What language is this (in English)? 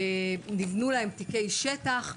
Hebrew